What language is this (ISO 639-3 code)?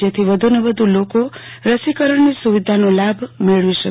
guj